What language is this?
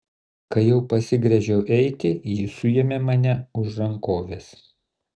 Lithuanian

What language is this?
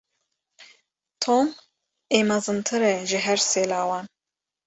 Kurdish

